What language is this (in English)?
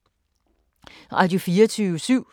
Danish